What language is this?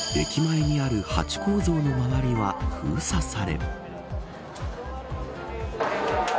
Japanese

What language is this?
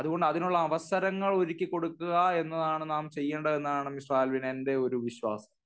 Malayalam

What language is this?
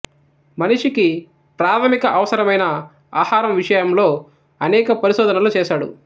Telugu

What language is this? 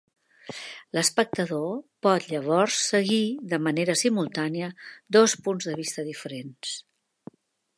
Catalan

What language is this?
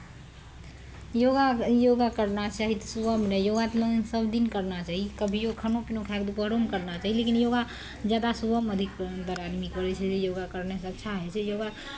Maithili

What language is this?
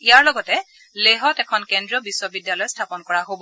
Assamese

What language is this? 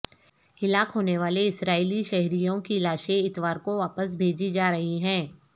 Urdu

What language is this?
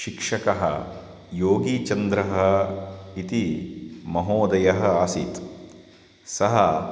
Sanskrit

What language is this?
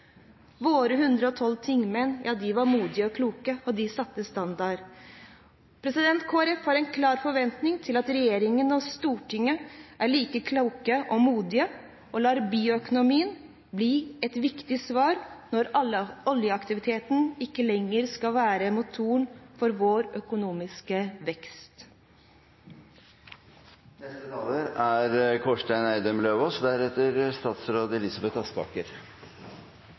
Norwegian Bokmål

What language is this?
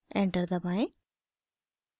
Hindi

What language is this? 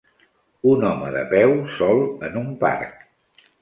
Catalan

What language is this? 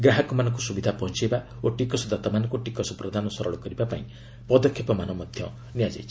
Odia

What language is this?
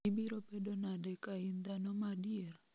Luo (Kenya and Tanzania)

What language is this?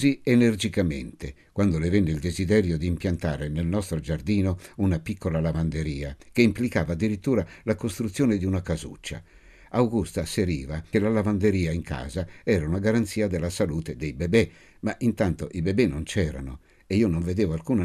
Italian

